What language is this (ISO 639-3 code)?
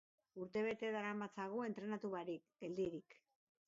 eus